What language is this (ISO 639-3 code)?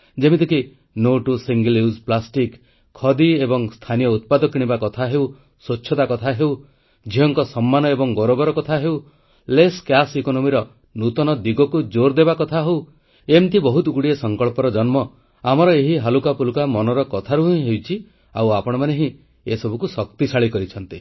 ori